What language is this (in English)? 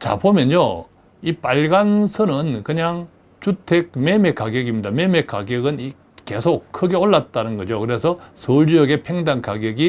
Korean